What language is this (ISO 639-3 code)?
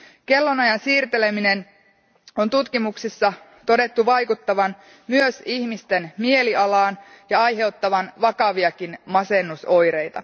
fin